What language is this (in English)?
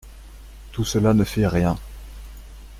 French